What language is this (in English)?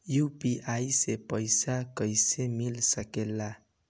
Bhojpuri